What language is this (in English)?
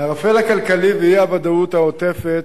Hebrew